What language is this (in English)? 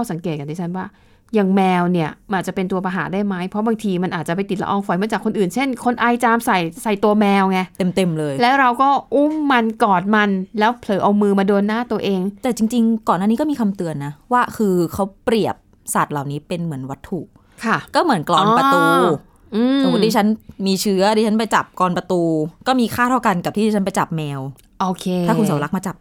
Thai